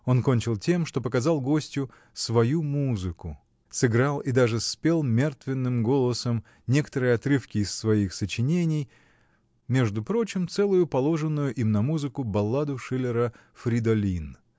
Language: Russian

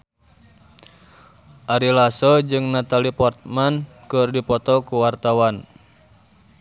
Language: Sundanese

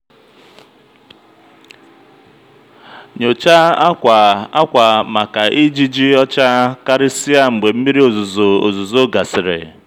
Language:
Igbo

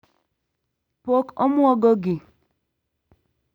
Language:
Luo (Kenya and Tanzania)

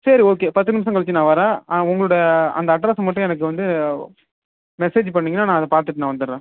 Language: Tamil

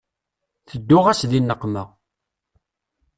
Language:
Kabyle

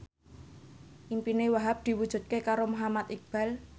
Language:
Javanese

